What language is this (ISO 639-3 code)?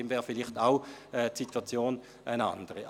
gsw